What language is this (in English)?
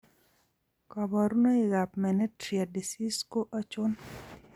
Kalenjin